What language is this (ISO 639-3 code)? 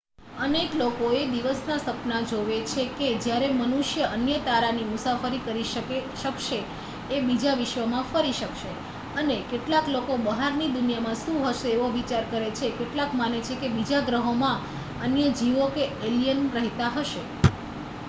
guj